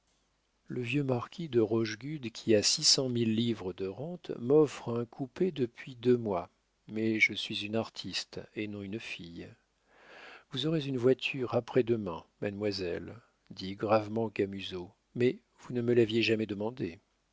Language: French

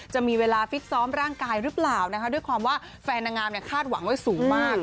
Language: Thai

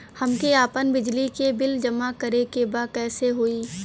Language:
Bhojpuri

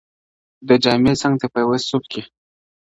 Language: Pashto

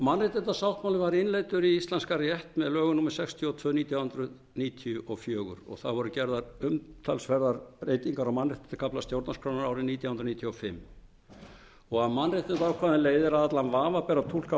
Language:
Icelandic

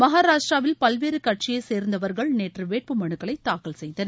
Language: Tamil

